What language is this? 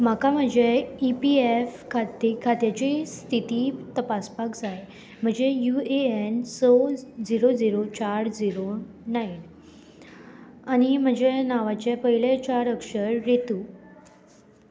Konkani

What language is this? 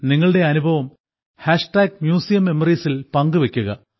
Malayalam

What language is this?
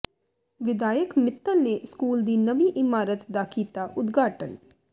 Punjabi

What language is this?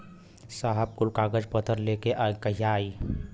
Bhojpuri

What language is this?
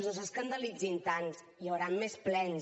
Catalan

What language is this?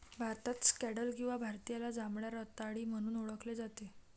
Marathi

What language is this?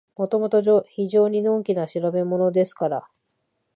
Japanese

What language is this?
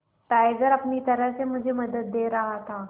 Hindi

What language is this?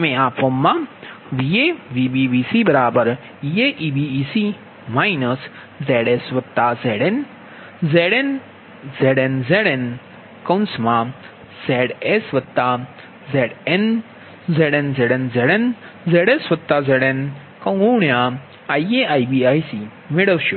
Gujarati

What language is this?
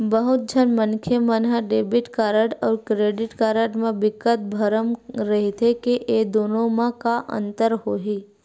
Chhattisgarhi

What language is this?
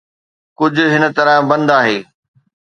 Sindhi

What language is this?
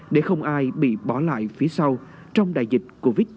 Vietnamese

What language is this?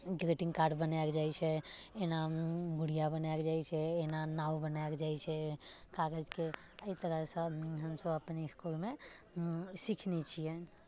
Maithili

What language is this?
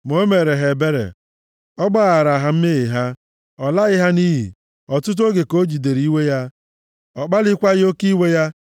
Igbo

